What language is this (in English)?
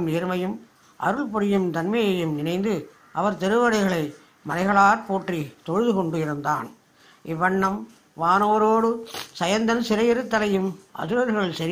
Tamil